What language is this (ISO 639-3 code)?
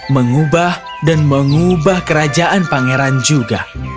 ind